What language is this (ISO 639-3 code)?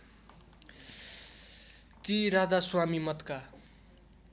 nep